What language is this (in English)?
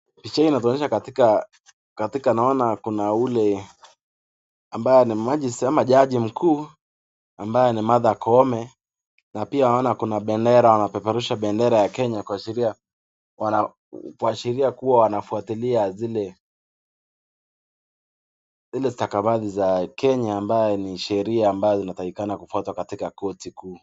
Swahili